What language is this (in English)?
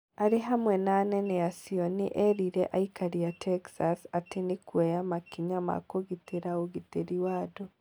Kikuyu